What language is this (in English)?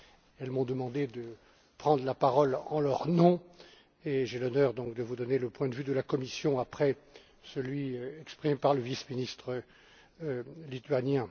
French